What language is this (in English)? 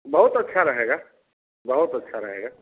Hindi